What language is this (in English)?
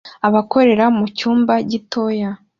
Kinyarwanda